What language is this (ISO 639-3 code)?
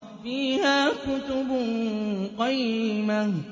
ara